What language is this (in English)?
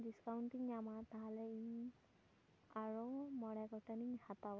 Santali